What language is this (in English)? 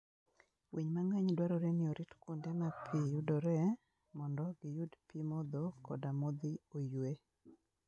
Luo (Kenya and Tanzania)